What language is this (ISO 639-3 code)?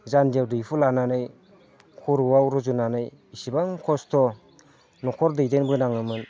brx